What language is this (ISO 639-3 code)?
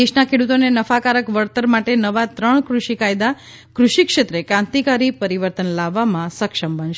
guj